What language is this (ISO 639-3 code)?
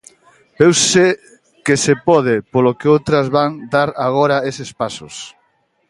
glg